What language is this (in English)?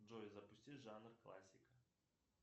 Russian